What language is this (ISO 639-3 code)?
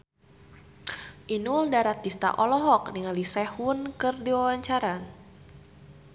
sun